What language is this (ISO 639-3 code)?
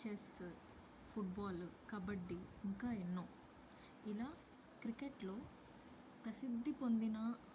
tel